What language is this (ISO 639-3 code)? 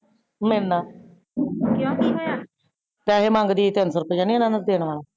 pan